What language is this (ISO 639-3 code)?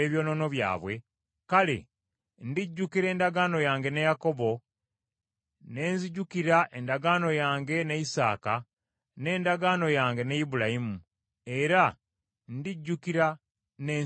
lug